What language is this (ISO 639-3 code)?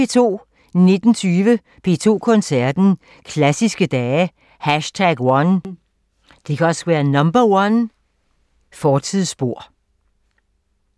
dan